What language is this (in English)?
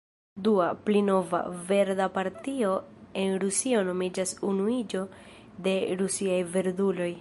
Esperanto